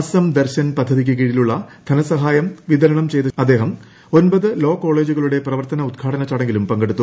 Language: Malayalam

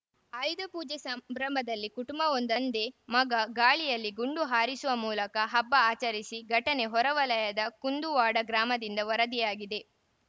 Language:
Kannada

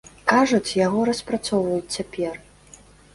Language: Belarusian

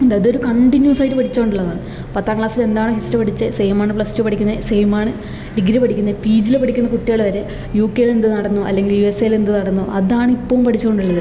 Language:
Malayalam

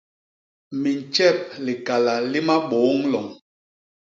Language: Basaa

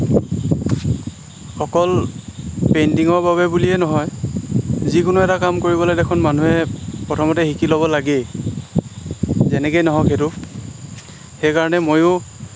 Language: Assamese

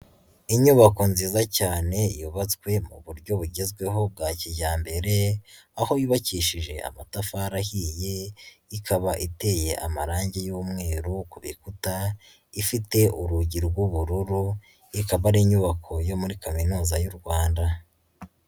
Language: Kinyarwanda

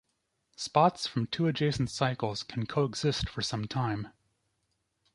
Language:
English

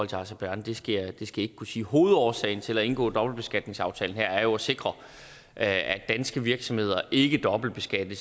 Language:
Danish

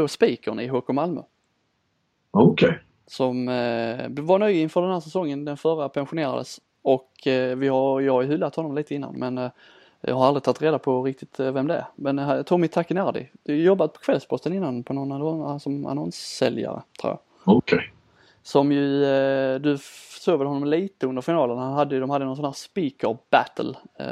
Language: Swedish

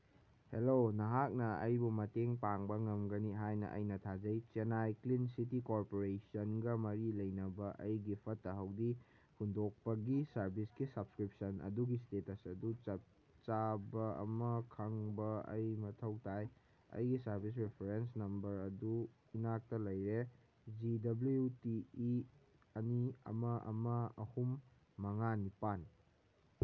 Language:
Manipuri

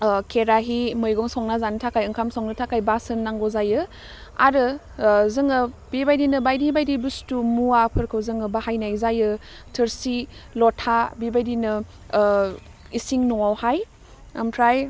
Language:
Bodo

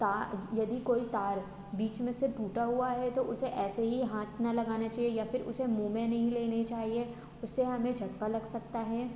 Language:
Hindi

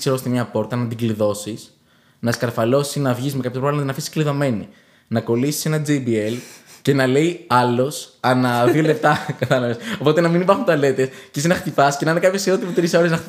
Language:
Greek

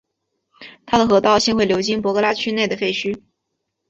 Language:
Chinese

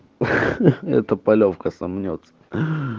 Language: Russian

